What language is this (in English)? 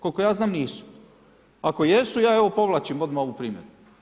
Croatian